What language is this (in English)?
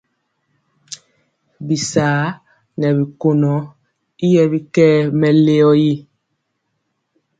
Mpiemo